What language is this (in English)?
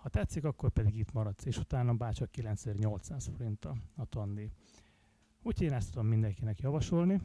Hungarian